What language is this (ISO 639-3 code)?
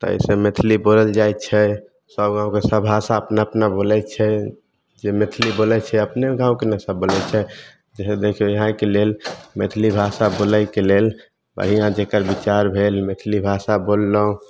mai